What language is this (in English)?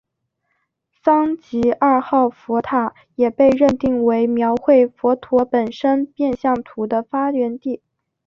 Chinese